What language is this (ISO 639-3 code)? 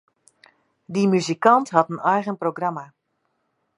fry